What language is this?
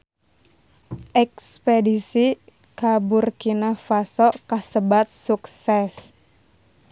Sundanese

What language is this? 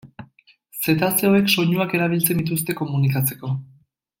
Basque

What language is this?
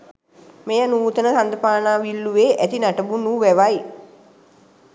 Sinhala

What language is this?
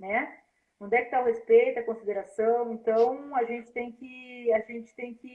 Portuguese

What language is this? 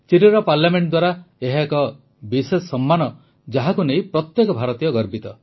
Odia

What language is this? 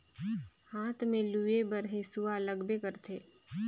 Chhattisgarhi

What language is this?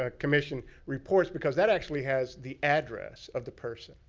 English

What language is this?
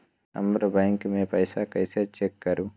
Magahi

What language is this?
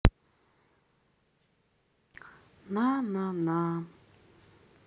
Russian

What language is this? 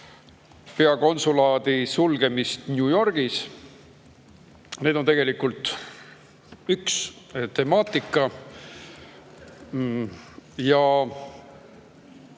Estonian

